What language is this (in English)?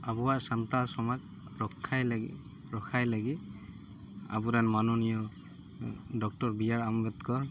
Santali